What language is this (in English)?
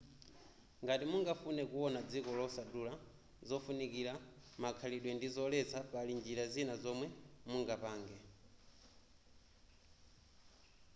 Nyanja